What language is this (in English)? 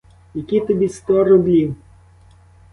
Ukrainian